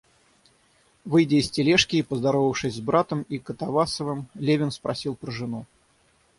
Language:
Russian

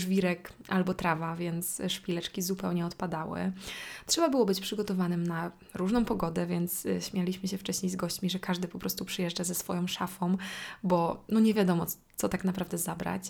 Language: Polish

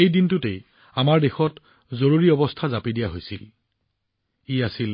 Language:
Assamese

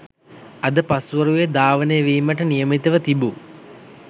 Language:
Sinhala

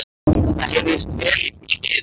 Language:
Icelandic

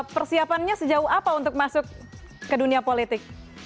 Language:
Indonesian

